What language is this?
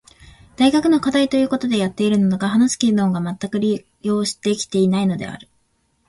Japanese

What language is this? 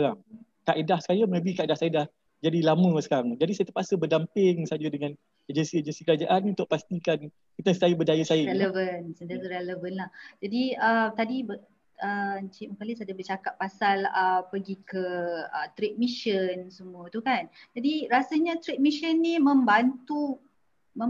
Malay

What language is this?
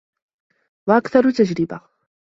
Arabic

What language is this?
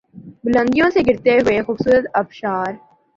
Urdu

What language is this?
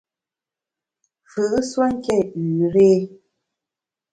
Bamun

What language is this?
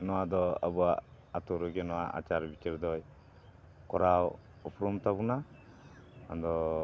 Santali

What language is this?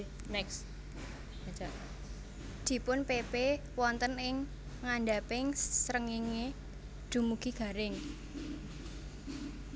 Javanese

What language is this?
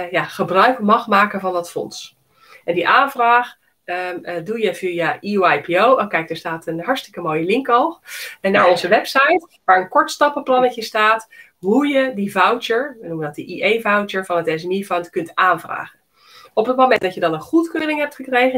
Dutch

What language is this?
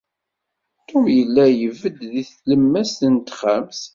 Kabyle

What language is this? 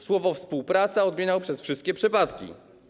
Polish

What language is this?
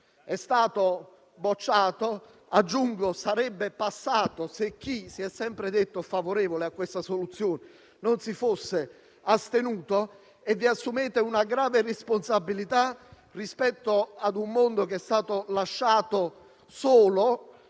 Italian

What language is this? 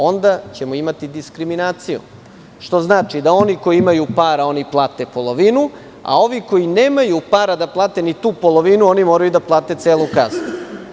Serbian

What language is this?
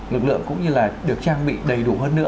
Vietnamese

